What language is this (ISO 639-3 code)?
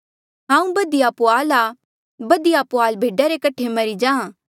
mjl